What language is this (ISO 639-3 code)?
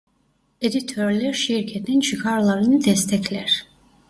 tur